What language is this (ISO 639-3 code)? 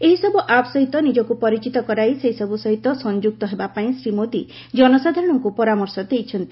ori